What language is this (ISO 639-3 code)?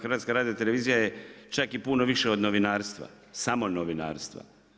hrv